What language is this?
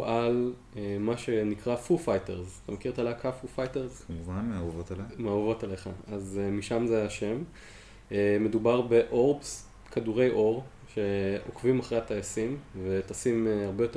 Hebrew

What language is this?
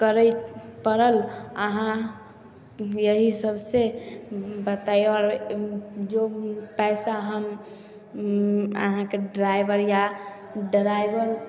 Maithili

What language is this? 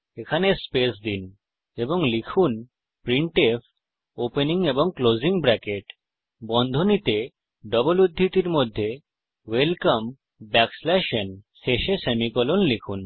Bangla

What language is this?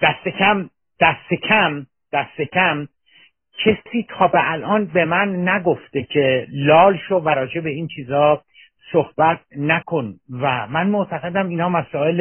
Persian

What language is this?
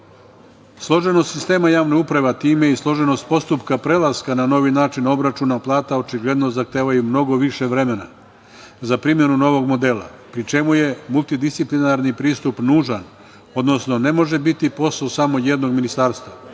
Serbian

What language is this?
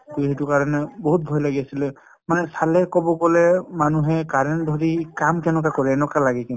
Assamese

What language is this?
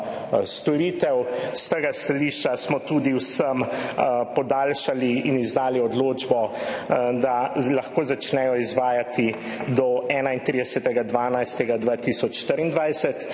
Slovenian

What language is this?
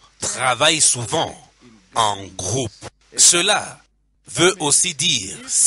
French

